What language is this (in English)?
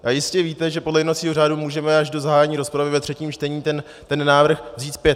Czech